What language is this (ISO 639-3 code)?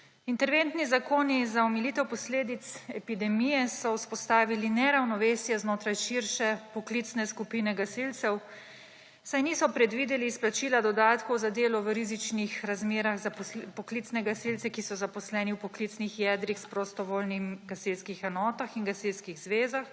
slv